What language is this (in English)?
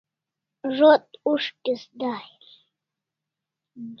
Kalasha